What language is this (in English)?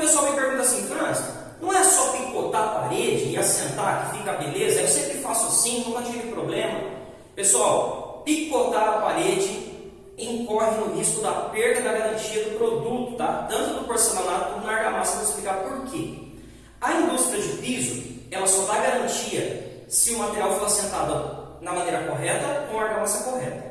Portuguese